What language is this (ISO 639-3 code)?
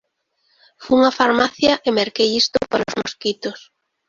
glg